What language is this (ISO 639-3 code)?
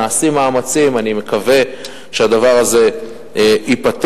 heb